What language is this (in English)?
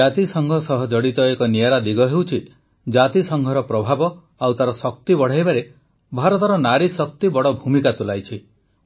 Odia